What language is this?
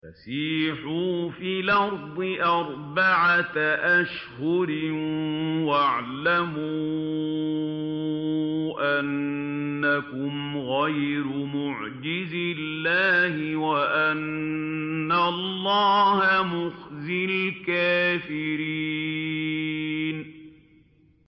Arabic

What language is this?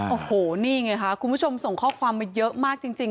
Thai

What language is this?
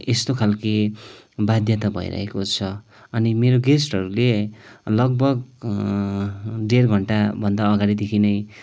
Nepali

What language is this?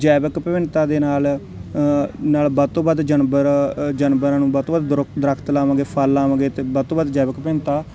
Punjabi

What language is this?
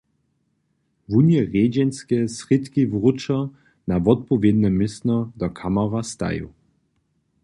Upper Sorbian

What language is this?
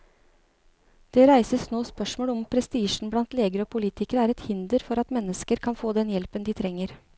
Norwegian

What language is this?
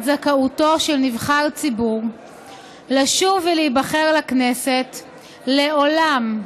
Hebrew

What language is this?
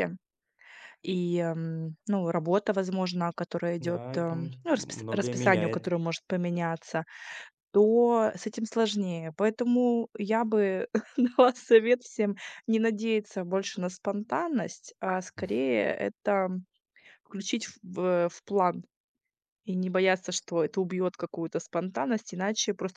Russian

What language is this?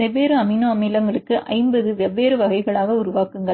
Tamil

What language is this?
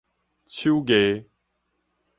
Min Nan Chinese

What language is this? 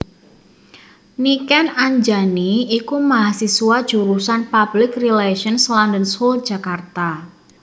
Javanese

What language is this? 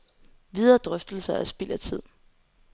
Danish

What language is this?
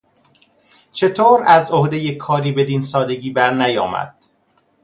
Persian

